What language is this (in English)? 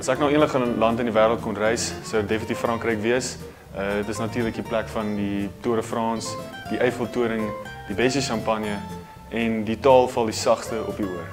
Dutch